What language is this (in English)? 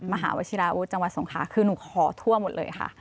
Thai